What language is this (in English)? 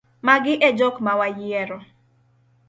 Luo (Kenya and Tanzania)